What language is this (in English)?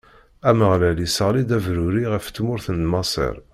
Kabyle